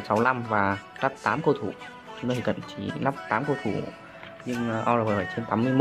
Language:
Vietnamese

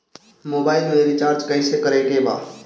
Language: Bhojpuri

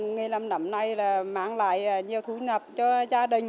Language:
Vietnamese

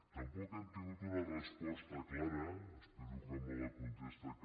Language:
Catalan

